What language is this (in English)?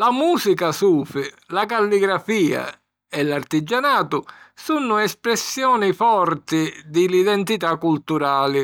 Sicilian